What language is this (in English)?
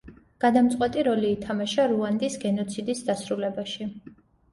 Georgian